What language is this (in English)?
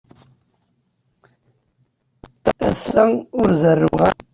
Kabyle